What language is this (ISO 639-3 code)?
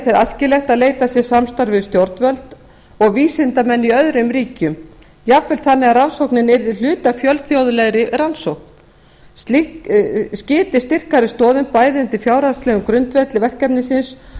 isl